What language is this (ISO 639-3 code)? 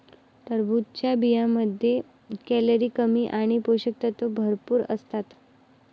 mar